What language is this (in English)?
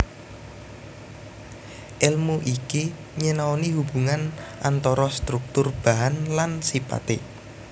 Javanese